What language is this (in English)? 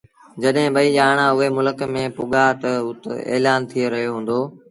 Sindhi Bhil